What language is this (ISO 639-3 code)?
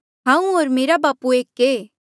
mjl